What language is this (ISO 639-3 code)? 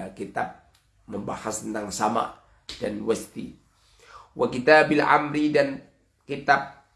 ind